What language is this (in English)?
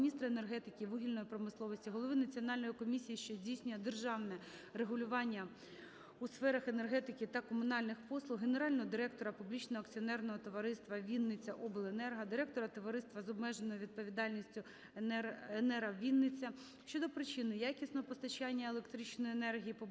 Ukrainian